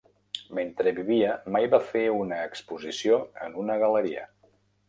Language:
Catalan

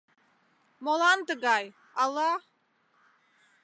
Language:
Mari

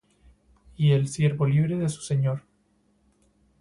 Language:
Spanish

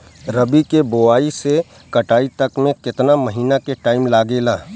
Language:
Bhojpuri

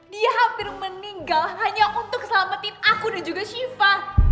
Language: Indonesian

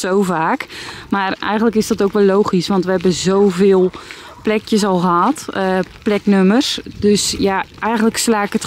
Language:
Dutch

